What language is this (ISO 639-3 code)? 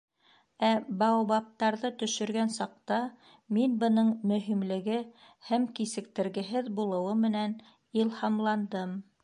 bak